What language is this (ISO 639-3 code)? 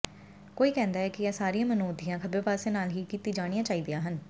pan